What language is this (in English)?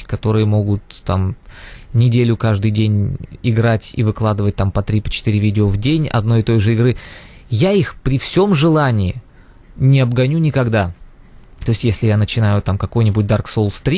Russian